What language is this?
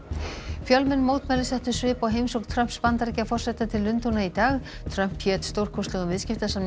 Icelandic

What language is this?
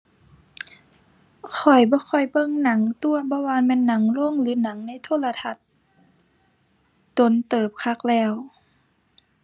Thai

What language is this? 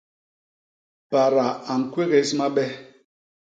Basaa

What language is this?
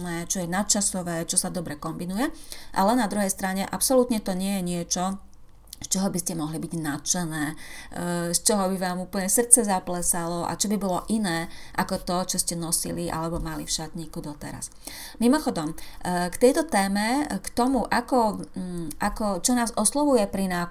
Slovak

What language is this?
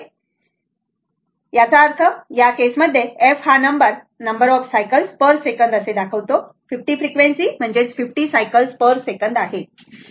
Marathi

